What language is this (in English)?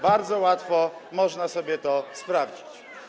Polish